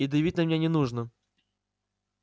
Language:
Russian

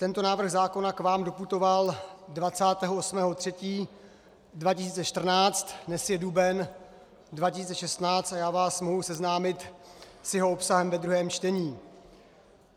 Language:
Czech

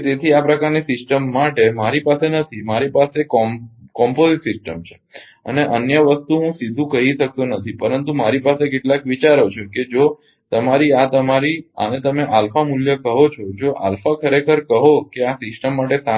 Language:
Gujarati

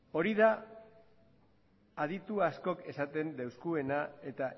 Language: Basque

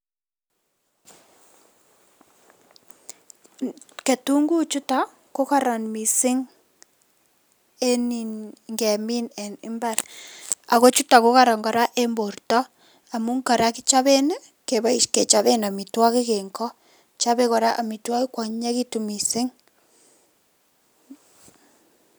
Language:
Kalenjin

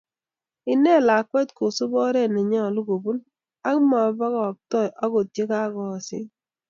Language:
Kalenjin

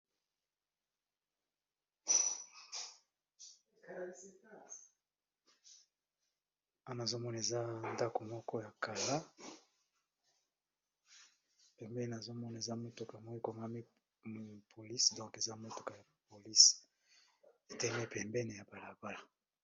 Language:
Lingala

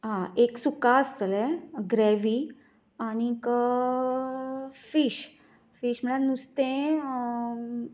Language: Konkani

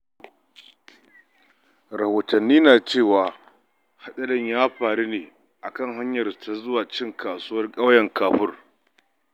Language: Hausa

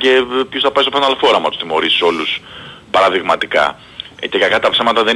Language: Greek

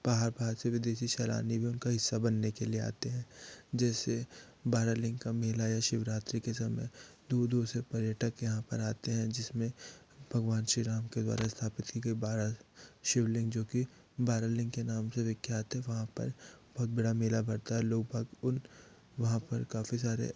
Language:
Hindi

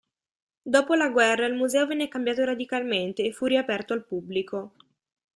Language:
Italian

